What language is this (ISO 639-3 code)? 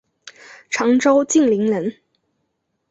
zho